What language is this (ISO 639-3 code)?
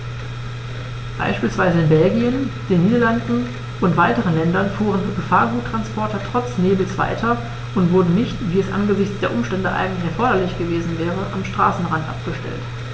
deu